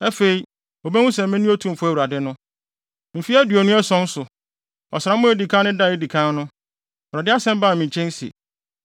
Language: Akan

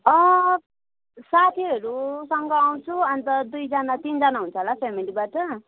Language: Nepali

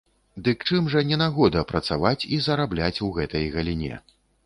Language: Belarusian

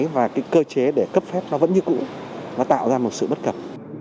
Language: Vietnamese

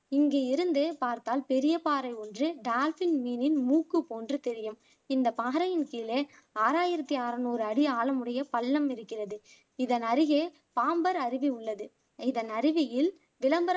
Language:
Tamil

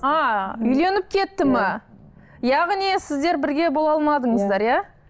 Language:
Kazakh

